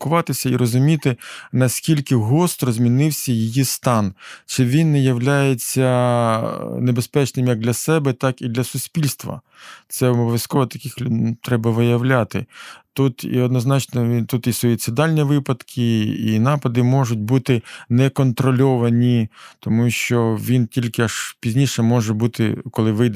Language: Ukrainian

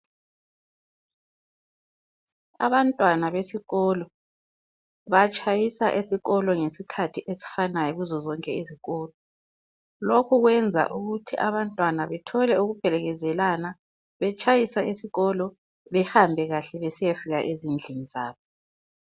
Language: North Ndebele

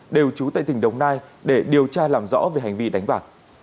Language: Vietnamese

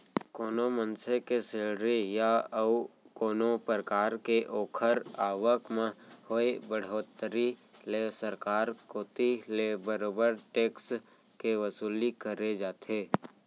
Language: Chhattisgarhi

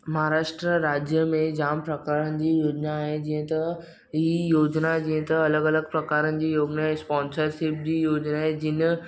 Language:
Sindhi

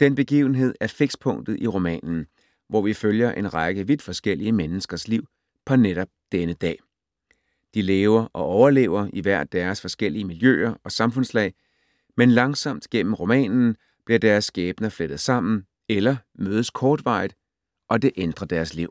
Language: Danish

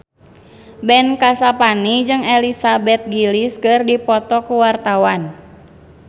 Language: Sundanese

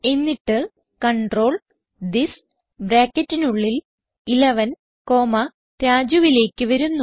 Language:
Malayalam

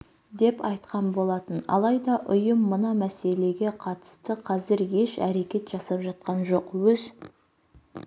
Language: Kazakh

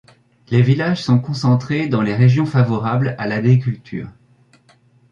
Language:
French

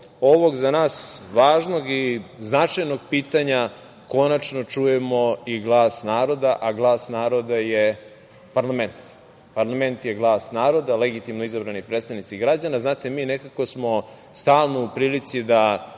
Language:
Serbian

